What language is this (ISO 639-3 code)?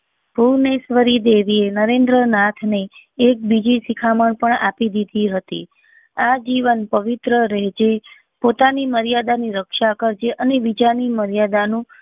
guj